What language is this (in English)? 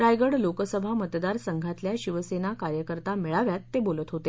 Marathi